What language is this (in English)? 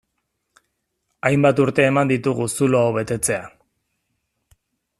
Basque